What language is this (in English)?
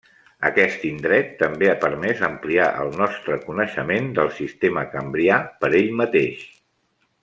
Catalan